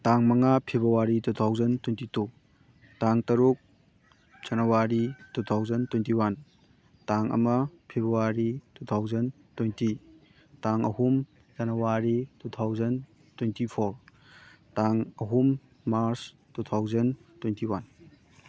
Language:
Manipuri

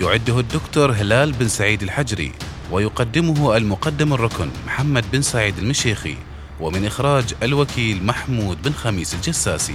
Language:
Arabic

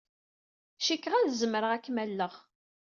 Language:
Kabyle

